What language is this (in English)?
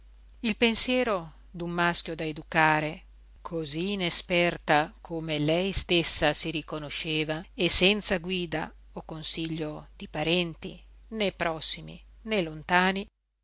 Italian